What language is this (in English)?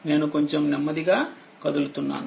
Telugu